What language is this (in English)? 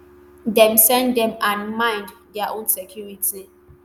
Nigerian Pidgin